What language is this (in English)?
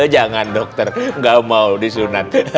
Indonesian